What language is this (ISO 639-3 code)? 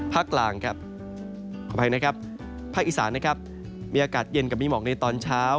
tha